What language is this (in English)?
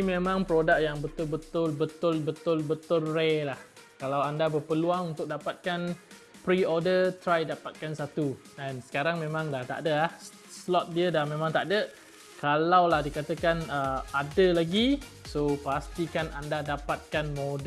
Malay